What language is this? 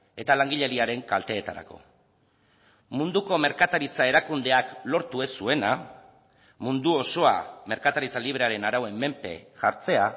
Basque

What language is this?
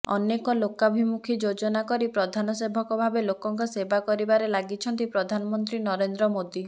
Odia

